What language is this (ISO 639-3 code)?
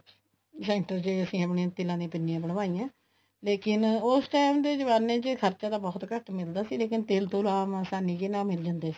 pan